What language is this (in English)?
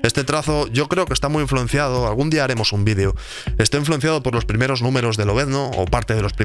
Spanish